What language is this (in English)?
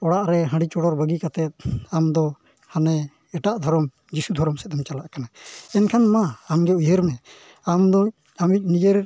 Santali